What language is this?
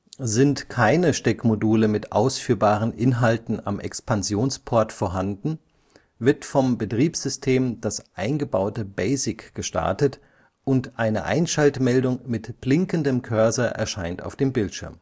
German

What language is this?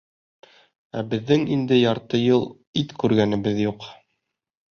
Bashkir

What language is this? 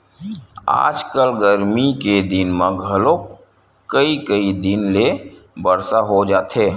Chhattisgarhi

